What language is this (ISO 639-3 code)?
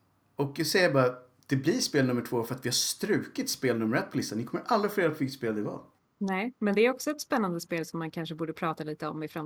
swe